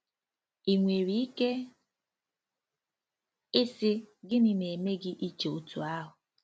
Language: Igbo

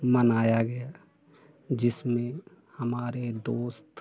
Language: Hindi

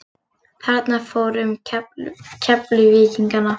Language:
Icelandic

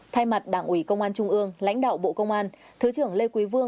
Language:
Vietnamese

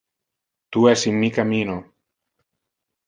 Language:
Interlingua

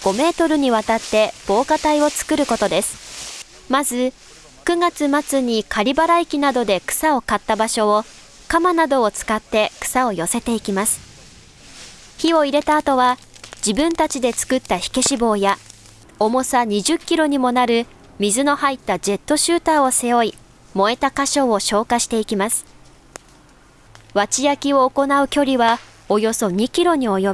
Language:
Japanese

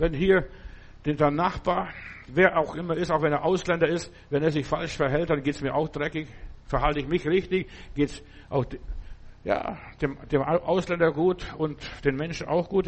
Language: German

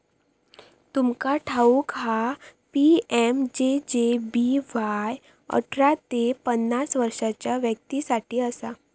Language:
Marathi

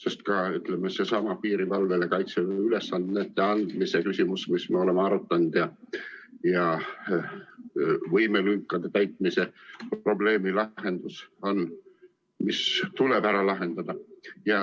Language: Estonian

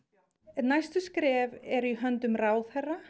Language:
Icelandic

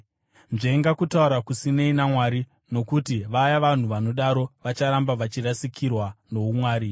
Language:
Shona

